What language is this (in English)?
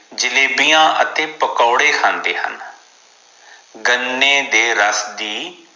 Punjabi